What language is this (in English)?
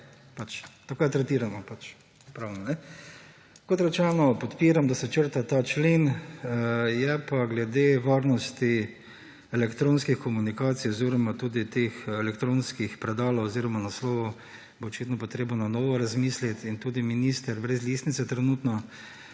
Slovenian